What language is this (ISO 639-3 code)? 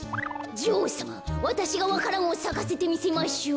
jpn